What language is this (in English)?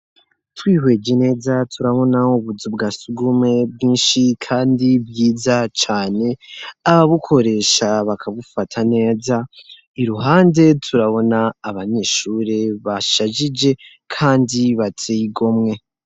Rundi